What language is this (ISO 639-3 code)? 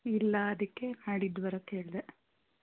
kan